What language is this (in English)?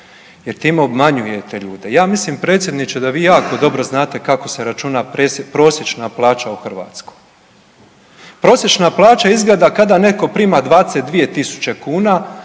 Croatian